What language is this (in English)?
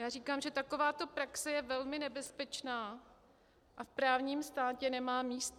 Czech